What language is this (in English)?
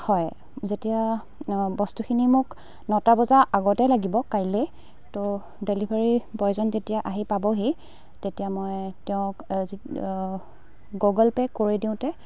Assamese